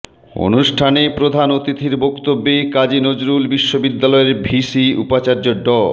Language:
Bangla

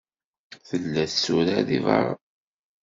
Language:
Kabyle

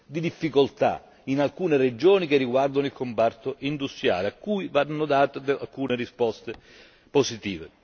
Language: Italian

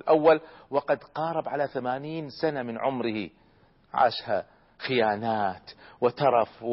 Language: Arabic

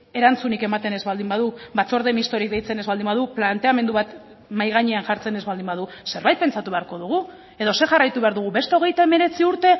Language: Basque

